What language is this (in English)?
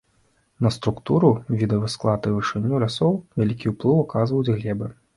Belarusian